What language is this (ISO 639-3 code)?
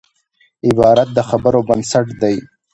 pus